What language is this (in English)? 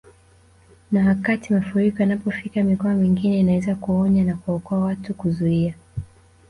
Swahili